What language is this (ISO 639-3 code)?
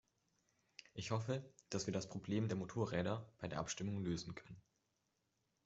deu